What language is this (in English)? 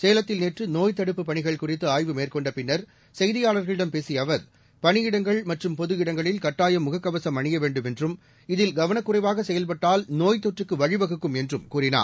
Tamil